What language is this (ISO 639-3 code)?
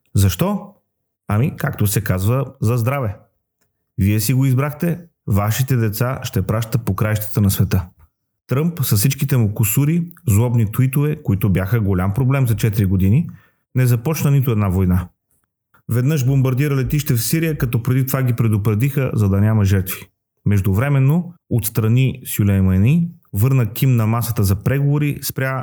bul